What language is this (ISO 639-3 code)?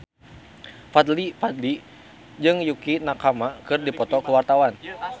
sun